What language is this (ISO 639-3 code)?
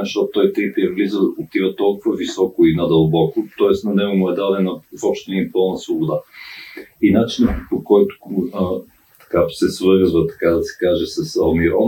bul